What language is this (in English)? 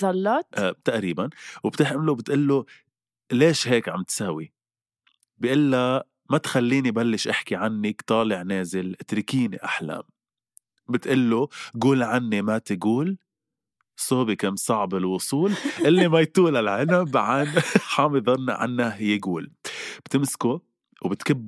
Arabic